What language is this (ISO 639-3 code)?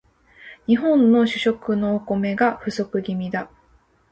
jpn